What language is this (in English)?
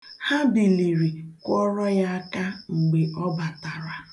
Igbo